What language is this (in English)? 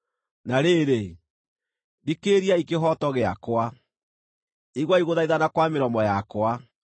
Kikuyu